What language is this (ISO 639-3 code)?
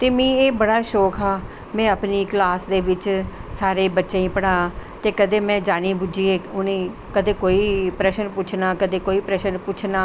doi